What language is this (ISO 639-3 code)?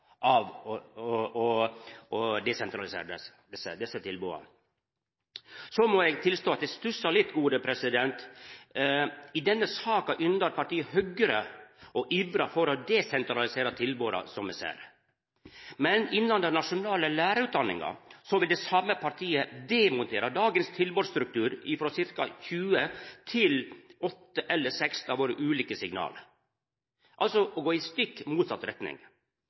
nno